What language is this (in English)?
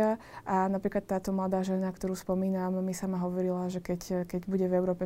Slovak